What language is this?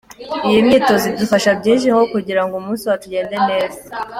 Kinyarwanda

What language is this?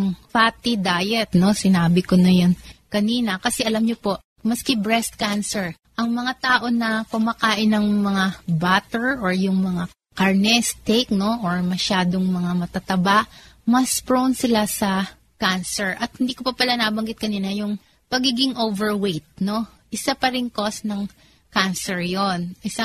Filipino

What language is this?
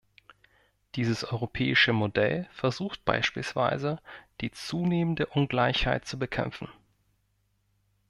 German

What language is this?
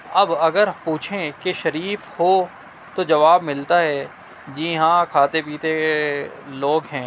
Urdu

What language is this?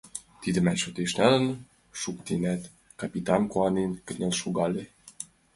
Mari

